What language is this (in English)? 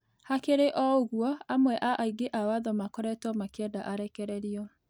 Kikuyu